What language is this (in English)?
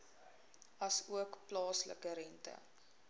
Afrikaans